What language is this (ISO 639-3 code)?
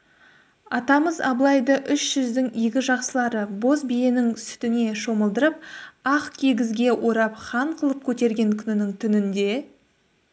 kaz